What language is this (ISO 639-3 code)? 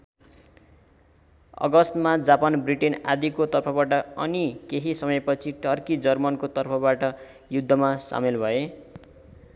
nep